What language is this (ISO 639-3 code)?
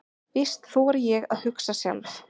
isl